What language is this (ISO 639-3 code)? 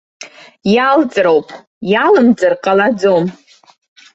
abk